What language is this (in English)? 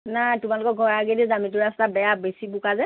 Assamese